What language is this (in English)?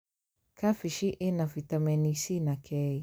Kikuyu